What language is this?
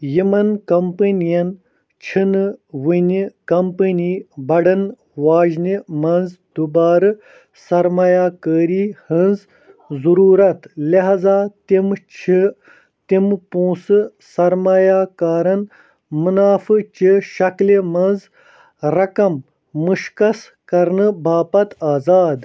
Kashmiri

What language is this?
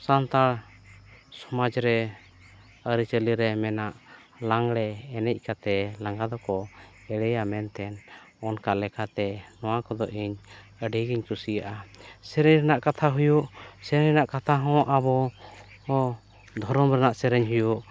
Santali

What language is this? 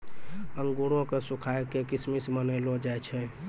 Maithili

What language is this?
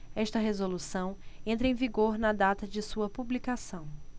Portuguese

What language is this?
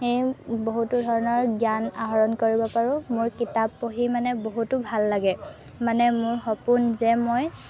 Assamese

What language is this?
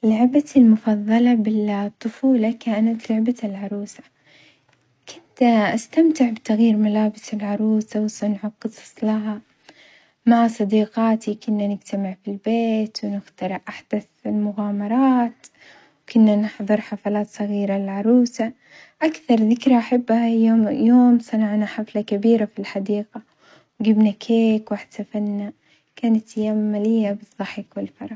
Omani Arabic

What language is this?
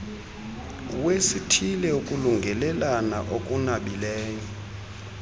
Xhosa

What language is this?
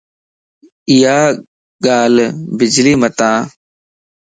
Lasi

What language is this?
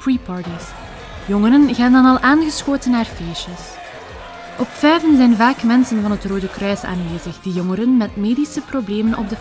Dutch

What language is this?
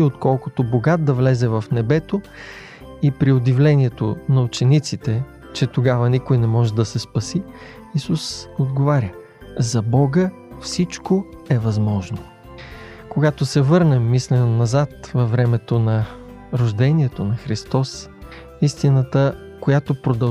Bulgarian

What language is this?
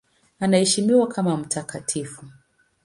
Swahili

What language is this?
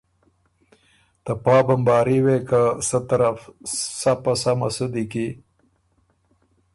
Ormuri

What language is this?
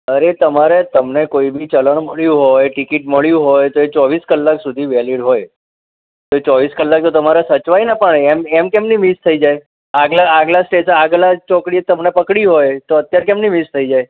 Gujarati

